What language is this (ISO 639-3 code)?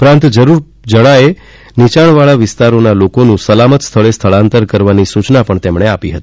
guj